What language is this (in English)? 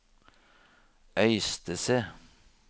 Norwegian